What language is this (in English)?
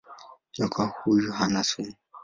Swahili